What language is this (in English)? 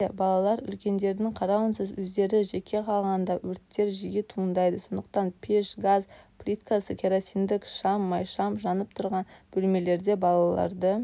Kazakh